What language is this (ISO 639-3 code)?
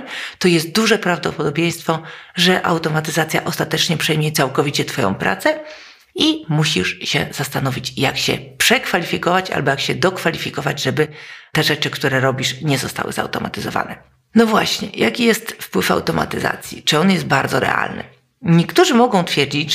pol